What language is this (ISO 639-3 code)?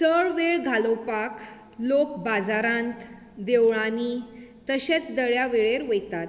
kok